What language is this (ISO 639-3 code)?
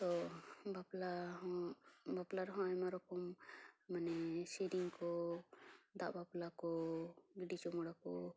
sat